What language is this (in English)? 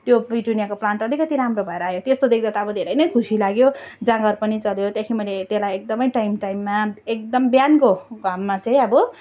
Nepali